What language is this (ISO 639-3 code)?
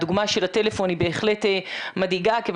heb